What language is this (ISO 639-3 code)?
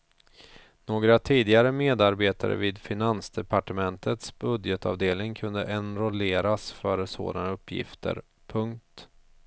swe